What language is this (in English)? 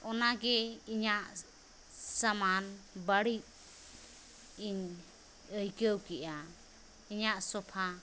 Santali